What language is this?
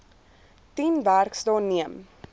Afrikaans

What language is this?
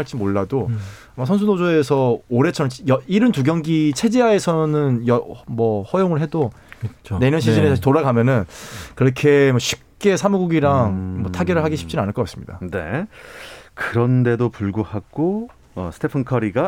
Korean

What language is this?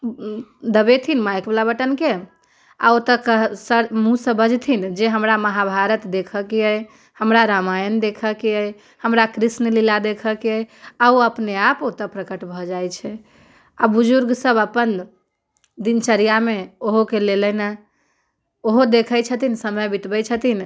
Maithili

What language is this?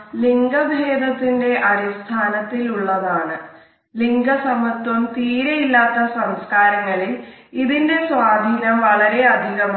Malayalam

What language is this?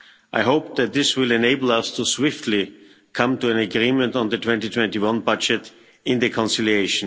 English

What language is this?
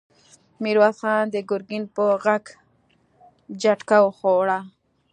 Pashto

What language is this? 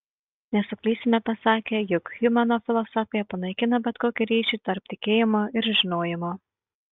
Lithuanian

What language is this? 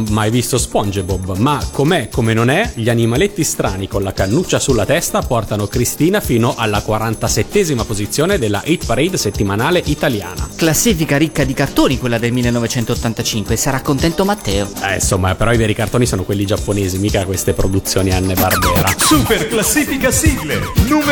Italian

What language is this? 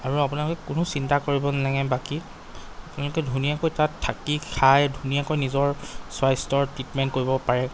Assamese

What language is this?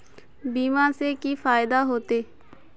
Magahi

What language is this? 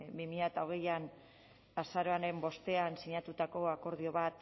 Basque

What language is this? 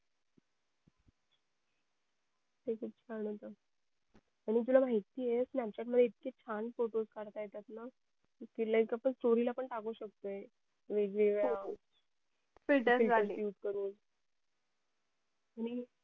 Marathi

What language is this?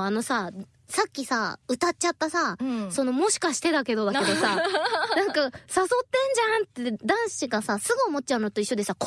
Japanese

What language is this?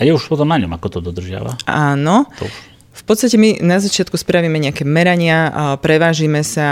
Slovak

